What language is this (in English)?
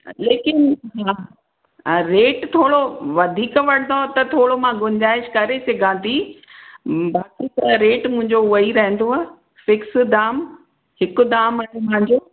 Sindhi